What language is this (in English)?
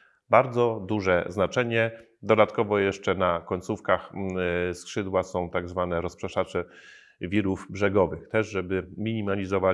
Polish